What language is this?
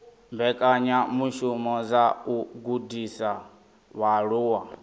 Venda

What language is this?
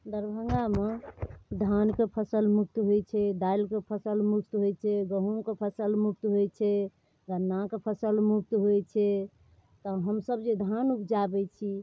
Maithili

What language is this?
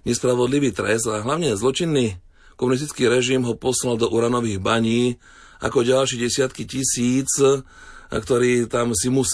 Slovak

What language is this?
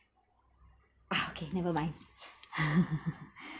English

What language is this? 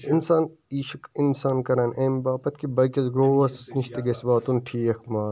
Kashmiri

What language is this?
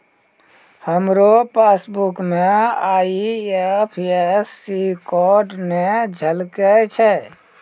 Maithili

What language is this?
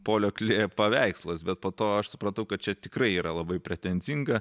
Lithuanian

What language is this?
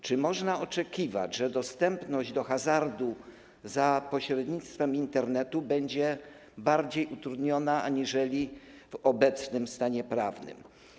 Polish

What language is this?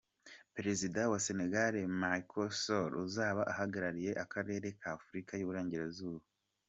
Kinyarwanda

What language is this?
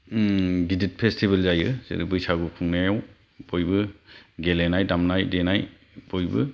Bodo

